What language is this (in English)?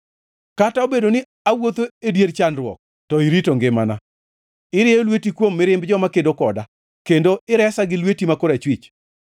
Luo (Kenya and Tanzania)